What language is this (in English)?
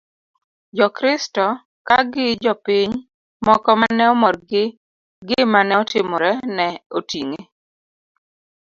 Luo (Kenya and Tanzania)